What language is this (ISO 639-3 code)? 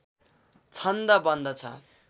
nep